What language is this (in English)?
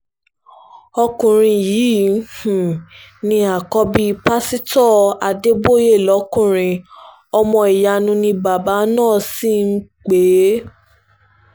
Yoruba